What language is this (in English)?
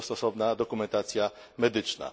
Polish